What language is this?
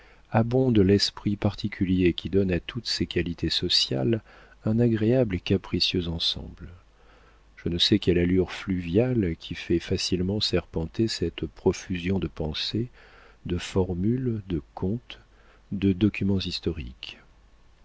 French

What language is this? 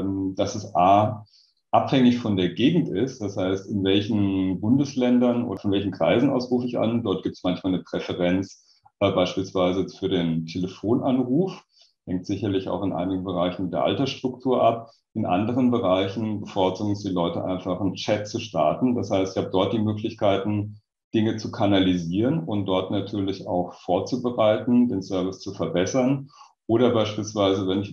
German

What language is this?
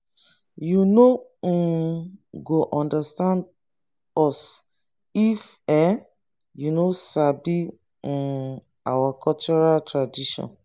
Nigerian Pidgin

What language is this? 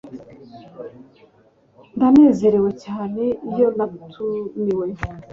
Kinyarwanda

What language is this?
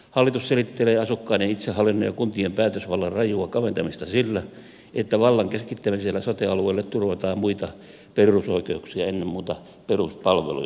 Finnish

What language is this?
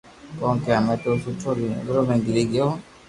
Loarki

